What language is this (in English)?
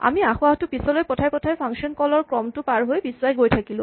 Assamese